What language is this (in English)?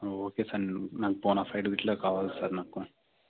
Telugu